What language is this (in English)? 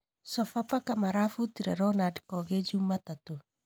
Kikuyu